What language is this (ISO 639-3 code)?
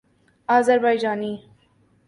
urd